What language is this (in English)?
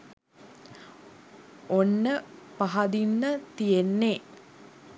Sinhala